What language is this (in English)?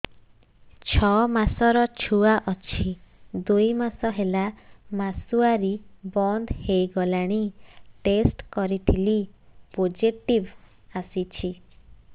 Odia